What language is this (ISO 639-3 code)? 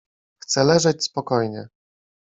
pol